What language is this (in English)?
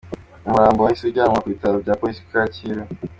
Kinyarwanda